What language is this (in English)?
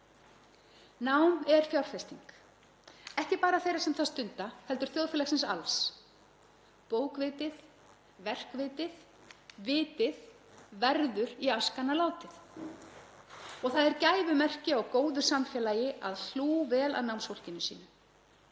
Icelandic